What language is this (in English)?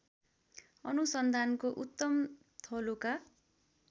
Nepali